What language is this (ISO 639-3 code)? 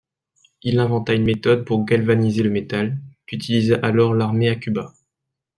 fra